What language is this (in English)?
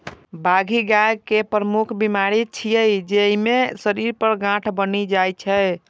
Maithili